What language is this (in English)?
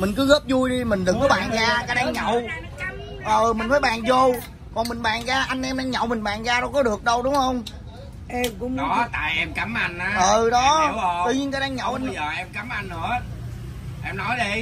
Vietnamese